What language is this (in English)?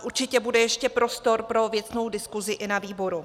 Czech